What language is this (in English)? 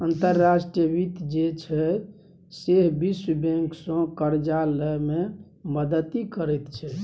Maithili